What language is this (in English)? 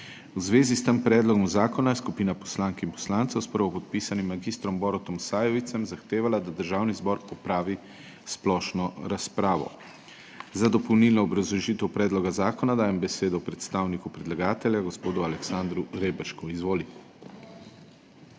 Slovenian